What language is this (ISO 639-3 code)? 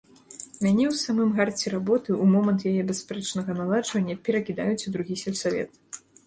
bel